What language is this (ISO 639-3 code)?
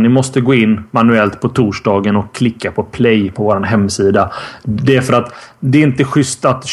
swe